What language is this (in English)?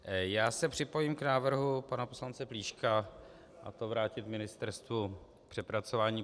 Czech